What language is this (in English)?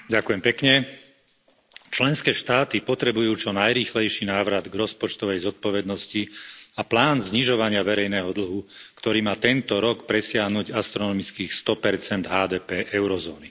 Slovak